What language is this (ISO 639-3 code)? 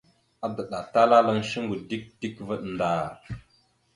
mxu